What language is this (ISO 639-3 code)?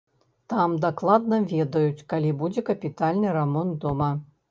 bel